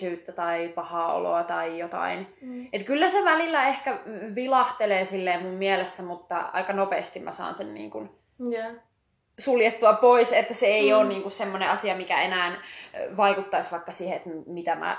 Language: Finnish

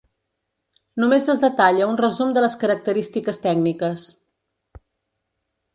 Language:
Catalan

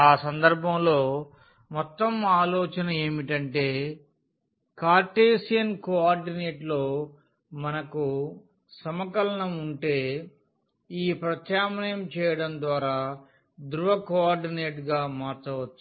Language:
Telugu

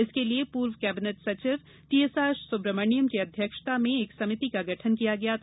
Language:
Hindi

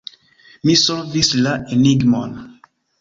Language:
Esperanto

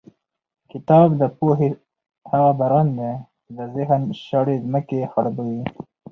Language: Pashto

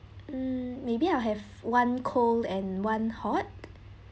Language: English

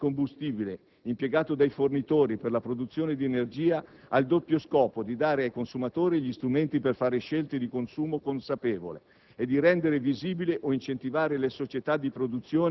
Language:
Italian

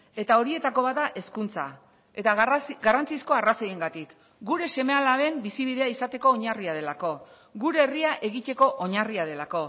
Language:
Basque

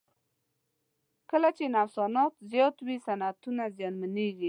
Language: Pashto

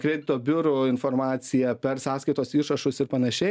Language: Lithuanian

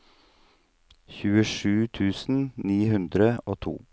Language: Norwegian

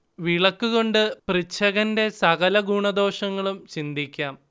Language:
Malayalam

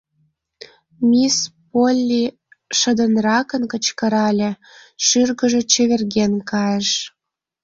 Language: Mari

